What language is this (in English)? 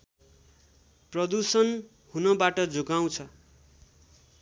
Nepali